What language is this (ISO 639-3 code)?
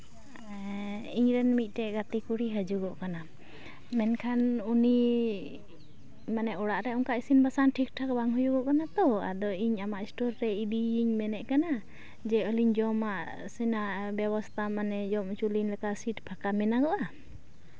sat